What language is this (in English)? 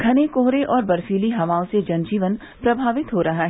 Hindi